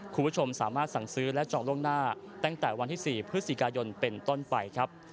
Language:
Thai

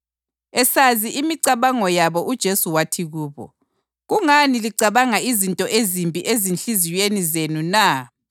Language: North Ndebele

